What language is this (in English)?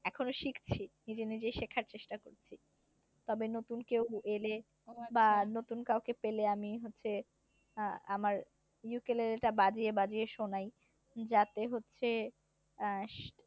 Bangla